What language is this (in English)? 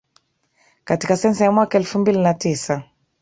Swahili